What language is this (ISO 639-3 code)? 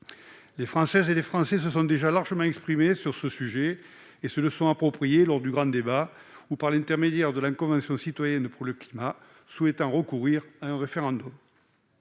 fra